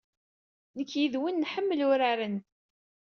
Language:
Kabyle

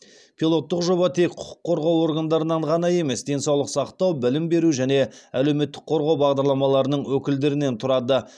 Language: Kazakh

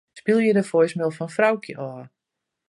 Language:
Western Frisian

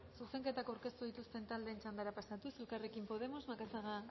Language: Basque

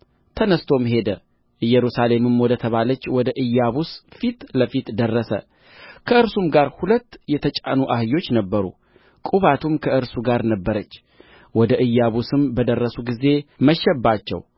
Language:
Amharic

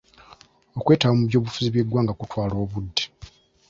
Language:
Ganda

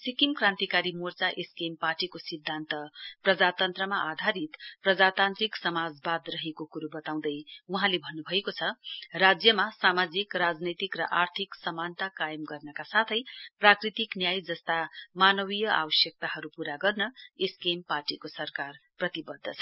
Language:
Nepali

